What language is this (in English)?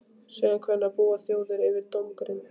Icelandic